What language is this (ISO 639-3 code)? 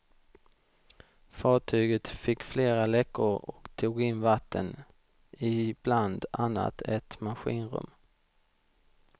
swe